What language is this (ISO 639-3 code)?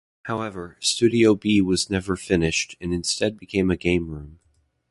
eng